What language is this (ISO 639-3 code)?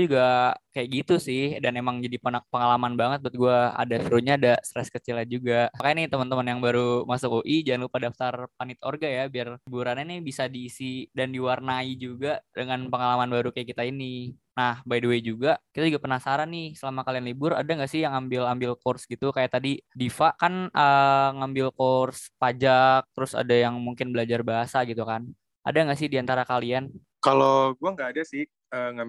ind